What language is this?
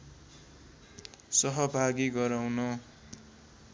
Nepali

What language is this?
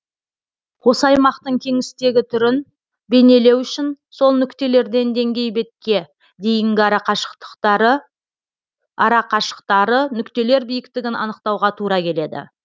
Kazakh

